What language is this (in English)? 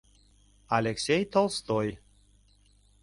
Mari